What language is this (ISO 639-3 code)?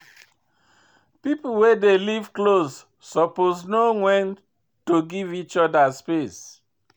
pcm